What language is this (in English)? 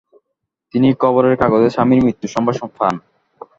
Bangla